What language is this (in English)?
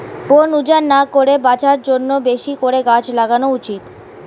Bangla